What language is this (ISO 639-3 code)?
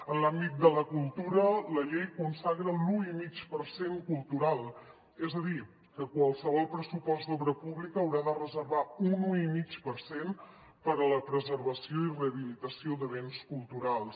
cat